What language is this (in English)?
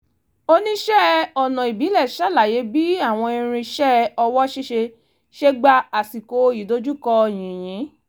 Yoruba